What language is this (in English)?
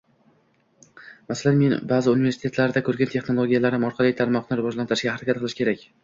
Uzbek